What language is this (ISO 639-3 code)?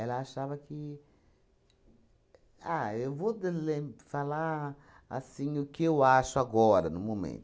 por